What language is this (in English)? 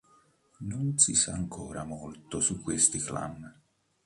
Italian